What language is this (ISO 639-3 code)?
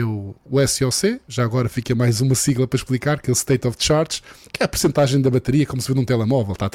por